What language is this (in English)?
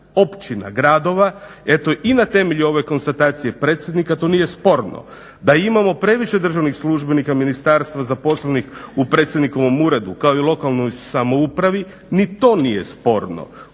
Croatian